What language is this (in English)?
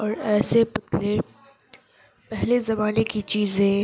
Urdu